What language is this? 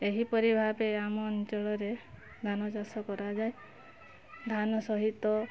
Odia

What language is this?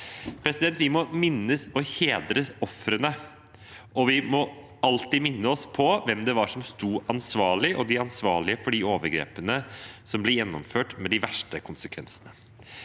Norwegian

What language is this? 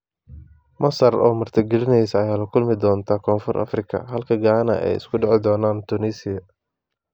Somali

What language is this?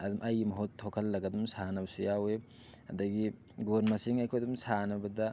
Manipuri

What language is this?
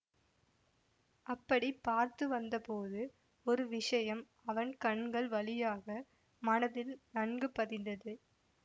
Tamil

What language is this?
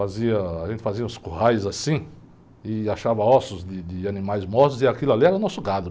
Portuguese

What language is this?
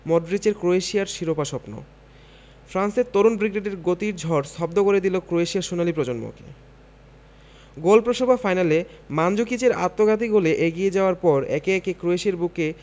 Bangla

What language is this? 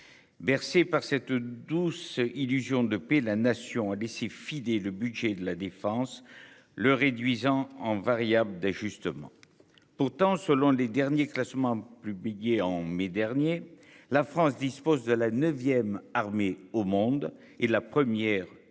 French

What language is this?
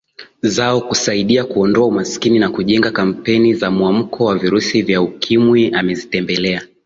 Swahili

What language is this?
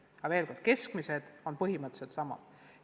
Estonian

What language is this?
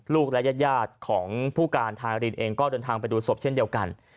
Thai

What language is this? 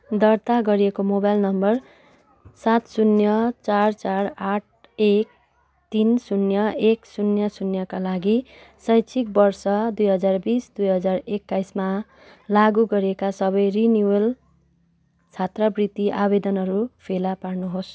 Nepali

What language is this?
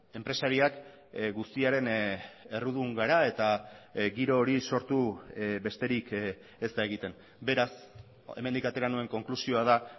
Basque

